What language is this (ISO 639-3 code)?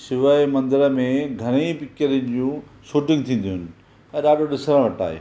snd